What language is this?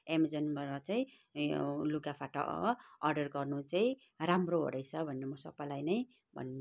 Nepali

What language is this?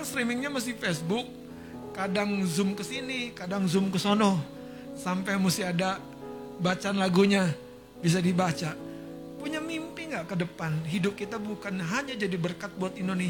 Indonesian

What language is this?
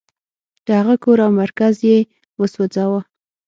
Pashto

